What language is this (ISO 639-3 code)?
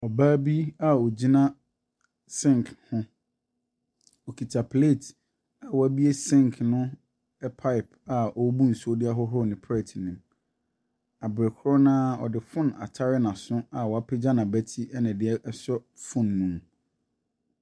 aka